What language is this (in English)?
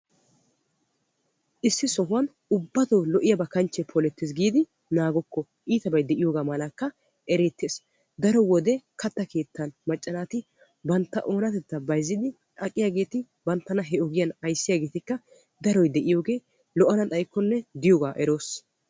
Wolaytta